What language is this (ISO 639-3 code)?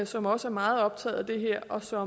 dan